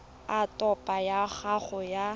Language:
Tswana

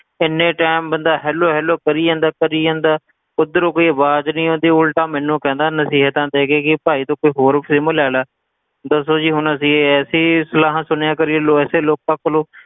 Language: Punjabi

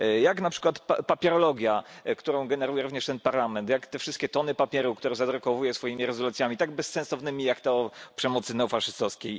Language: Polish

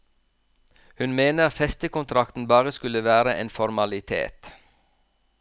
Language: Norwegian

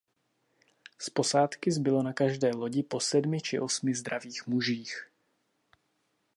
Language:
Czech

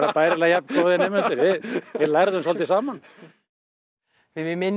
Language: Icelandic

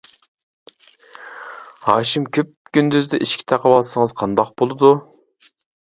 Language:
Uyghur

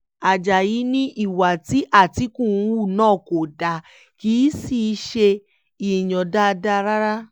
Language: Yoruba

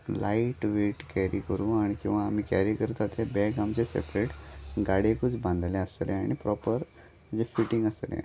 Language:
Konkani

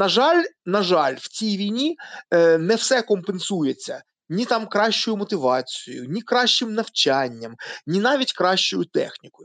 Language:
Ukrainian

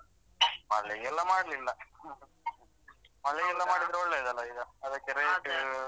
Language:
Kannada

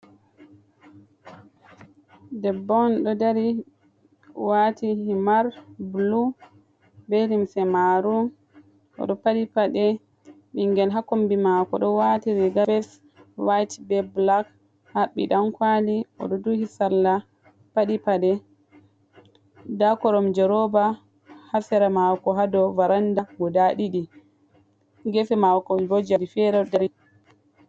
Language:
Fula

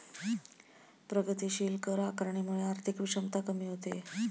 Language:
Marathi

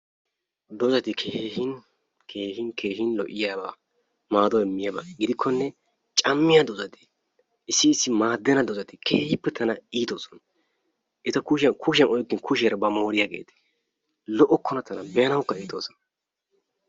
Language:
Wolaytta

